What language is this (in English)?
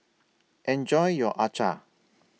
English